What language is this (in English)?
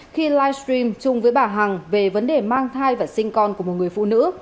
Vietnamese